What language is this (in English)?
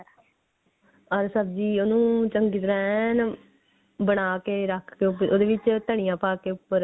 Punjabi